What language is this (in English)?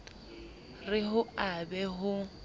Southern Sotho